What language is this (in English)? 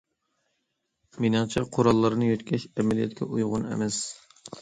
Uyghur